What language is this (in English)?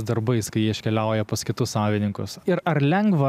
Lithuanian